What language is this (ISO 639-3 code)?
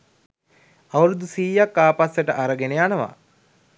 sin